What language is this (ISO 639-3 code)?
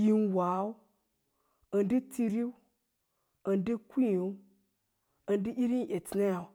lla